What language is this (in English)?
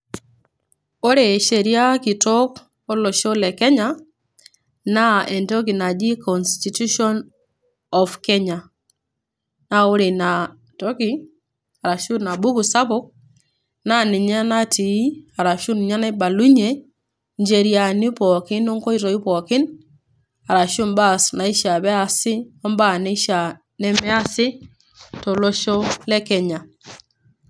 Masai